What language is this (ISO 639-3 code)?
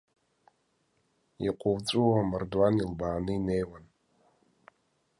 abk